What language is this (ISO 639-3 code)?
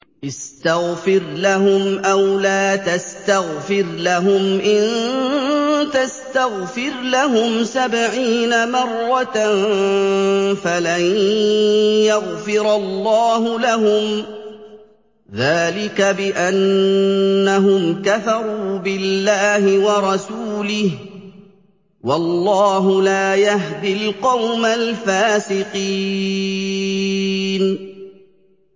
ara